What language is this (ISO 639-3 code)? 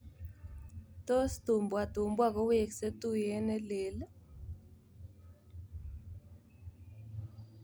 kln